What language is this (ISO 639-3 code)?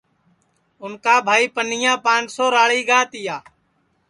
ssi